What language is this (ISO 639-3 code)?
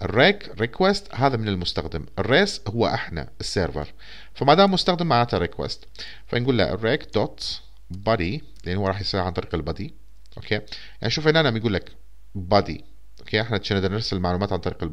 ara